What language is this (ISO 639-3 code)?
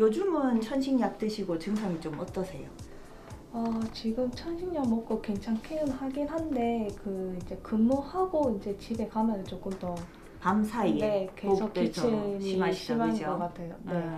kor